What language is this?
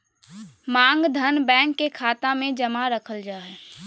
Magahi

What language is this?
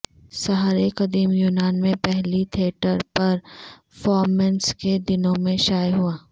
Urdu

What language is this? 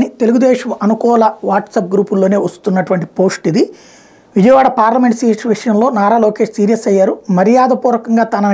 Telugu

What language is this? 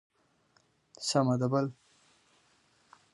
Pashto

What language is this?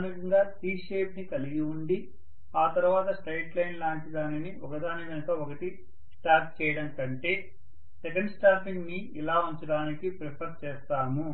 Telugu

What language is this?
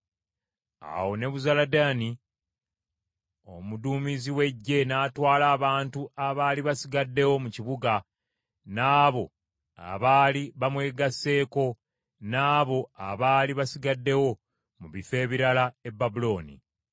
Ganda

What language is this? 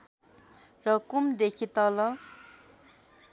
Nepali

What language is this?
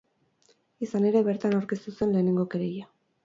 Basque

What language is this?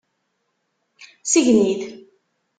Kabyle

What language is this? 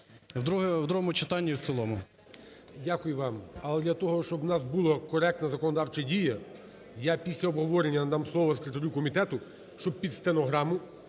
Ukrainian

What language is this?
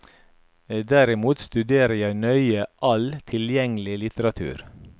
Norwegian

